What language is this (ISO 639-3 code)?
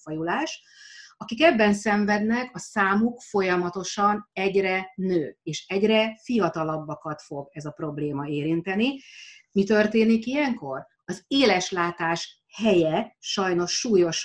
hun